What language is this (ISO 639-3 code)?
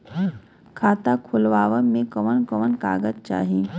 bho